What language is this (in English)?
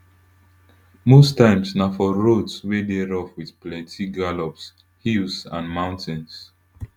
Nigerian Pidgin